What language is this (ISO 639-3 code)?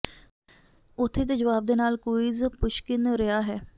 pan